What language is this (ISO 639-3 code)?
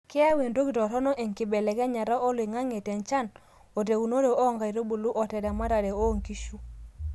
mas